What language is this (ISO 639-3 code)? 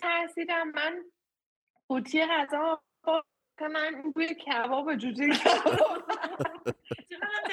fas